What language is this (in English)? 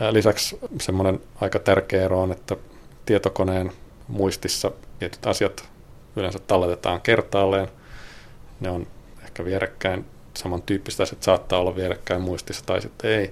Finnish